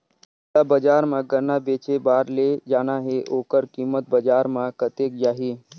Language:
Chhattisgarhi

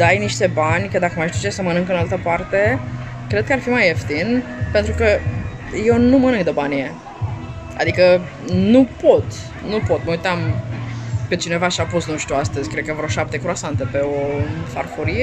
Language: Romanian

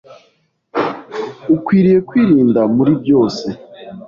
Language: Kinyarwanda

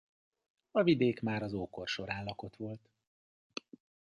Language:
Hungarian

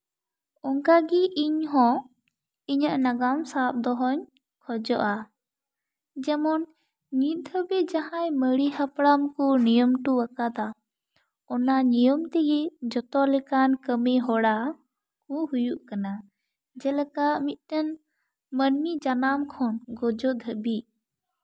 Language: Santali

